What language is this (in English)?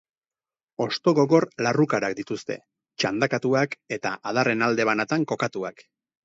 Basque